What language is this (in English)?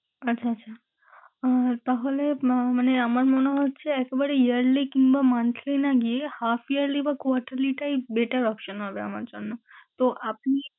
Bangla